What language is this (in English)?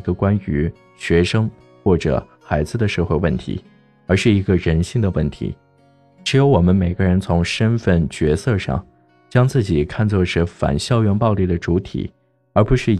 Chinese